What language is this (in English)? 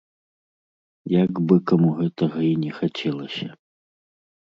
Belarusian